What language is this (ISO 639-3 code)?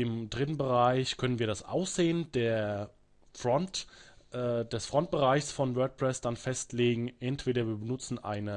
deu